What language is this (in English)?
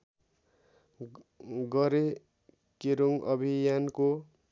Nepali